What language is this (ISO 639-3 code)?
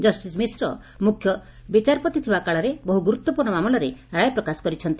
ori